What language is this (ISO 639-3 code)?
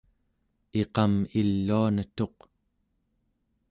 esu